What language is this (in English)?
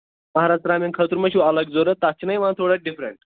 Kashmiri